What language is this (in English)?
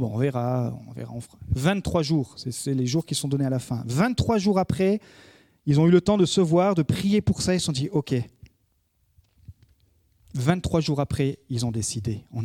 French